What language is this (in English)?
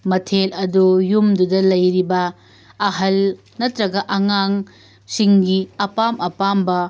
Manipuri